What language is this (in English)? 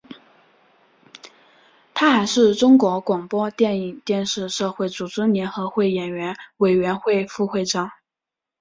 Chinese